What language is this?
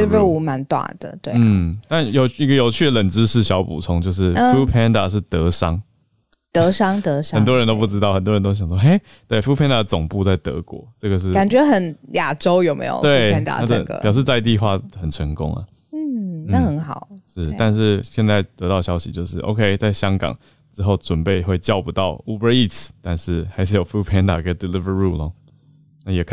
Chinese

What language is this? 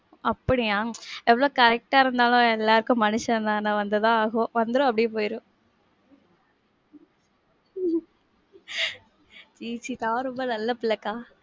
Tamil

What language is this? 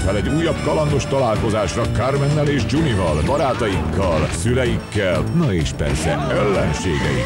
Hungarian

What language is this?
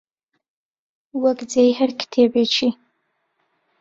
Central Kurdish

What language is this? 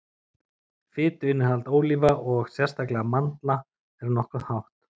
Icelandic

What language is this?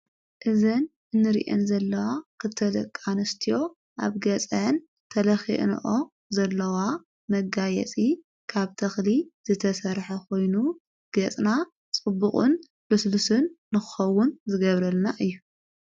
Tigrinya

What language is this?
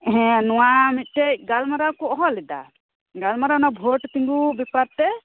Santali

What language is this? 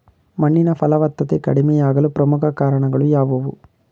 Kannada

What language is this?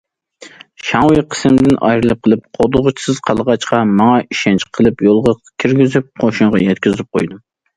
Uyghur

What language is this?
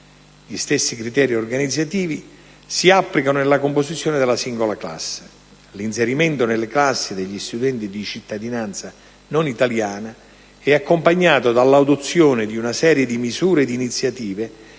Italian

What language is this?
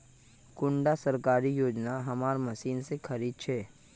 Magahi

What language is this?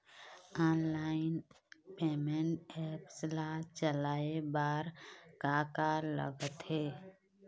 Chhattisgarhi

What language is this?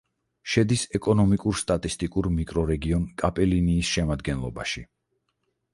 Georgian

